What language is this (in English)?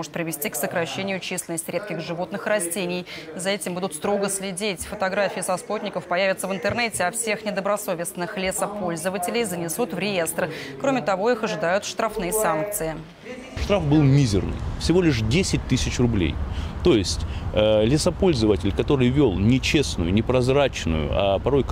Russian